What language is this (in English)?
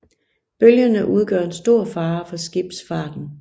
Danish